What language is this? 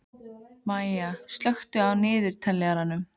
Icelandic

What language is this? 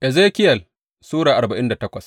Hausa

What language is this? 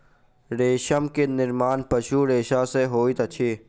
Maithili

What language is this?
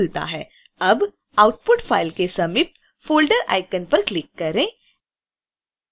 Hindi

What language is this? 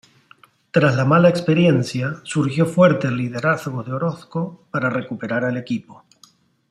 Spanish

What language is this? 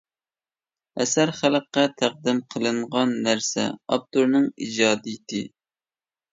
Uyghur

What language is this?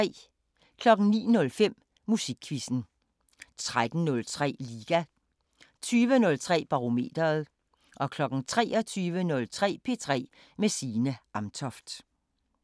Danish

